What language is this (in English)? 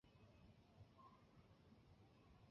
Chinese